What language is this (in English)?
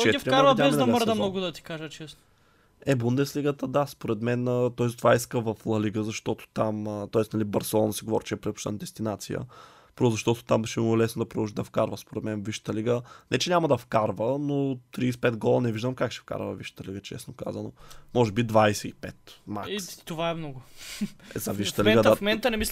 Bulgarian